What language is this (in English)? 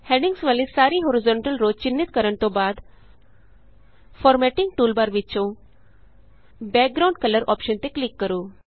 Punjabi